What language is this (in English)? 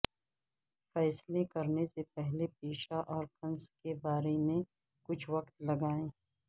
Urdu